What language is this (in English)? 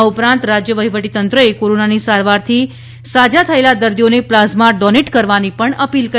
Gujarati